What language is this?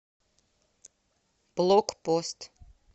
Russian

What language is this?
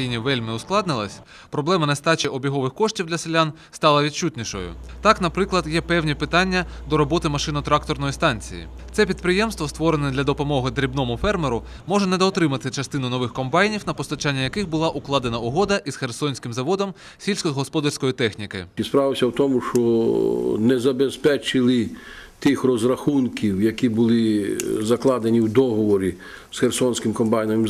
Ukrainian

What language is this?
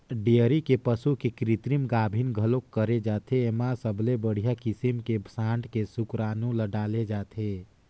Chhattisgarhi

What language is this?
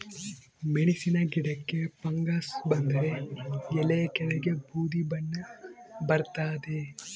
Kannada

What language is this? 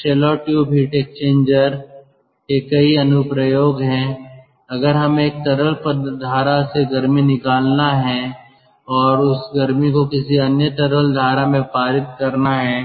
Hindi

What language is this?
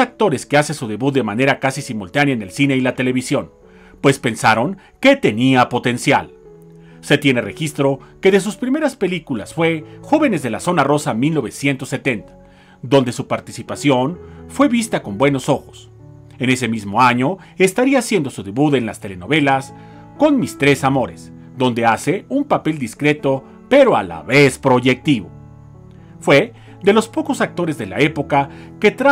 Spanish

